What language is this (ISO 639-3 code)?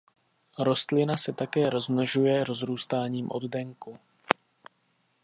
ces